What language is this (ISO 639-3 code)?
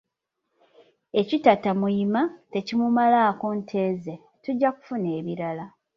lug